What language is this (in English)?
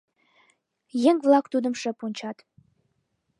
Mari